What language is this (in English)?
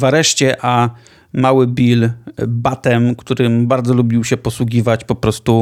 Polish